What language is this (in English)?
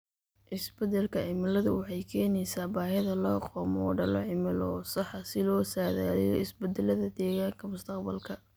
Somali